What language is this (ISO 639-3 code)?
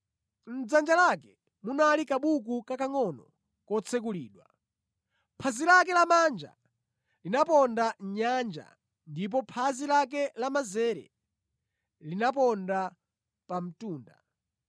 nya